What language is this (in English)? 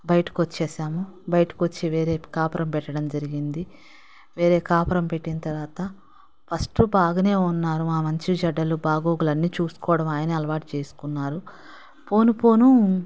Telugu